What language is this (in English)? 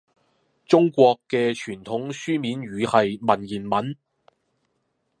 Cantonese